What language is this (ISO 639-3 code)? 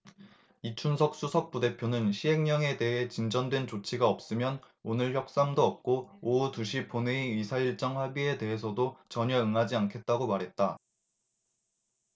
kor